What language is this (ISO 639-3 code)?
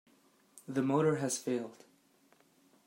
eng